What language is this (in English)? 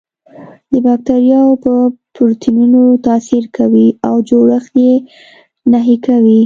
Pashto